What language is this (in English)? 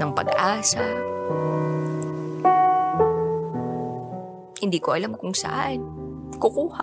Filipino